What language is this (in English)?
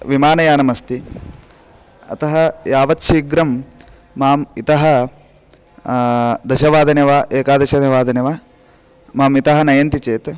Sanskrit